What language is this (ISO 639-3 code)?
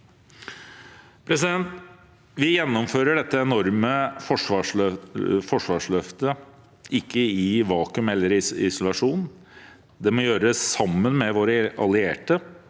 nor